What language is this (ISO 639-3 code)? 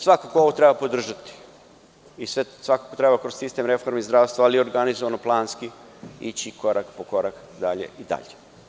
srp